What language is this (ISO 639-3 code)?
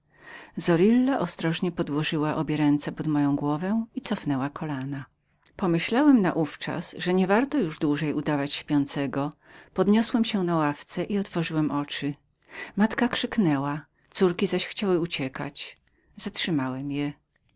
pol